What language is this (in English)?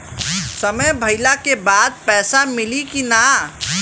Bhojpuri